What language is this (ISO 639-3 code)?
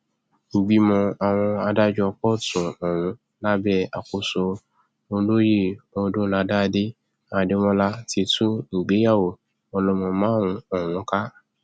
yor